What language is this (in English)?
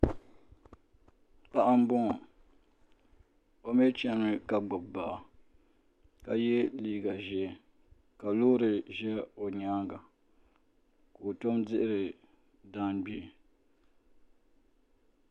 Dagbani